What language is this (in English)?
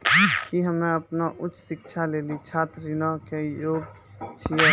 Maithili